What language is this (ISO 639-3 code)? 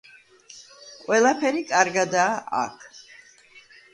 kat